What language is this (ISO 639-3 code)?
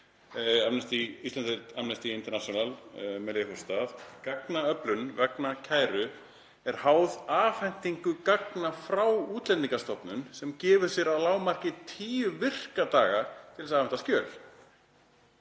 isl